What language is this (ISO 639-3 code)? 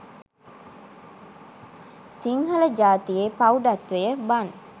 sin